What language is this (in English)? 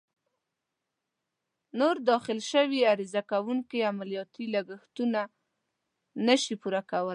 Pashto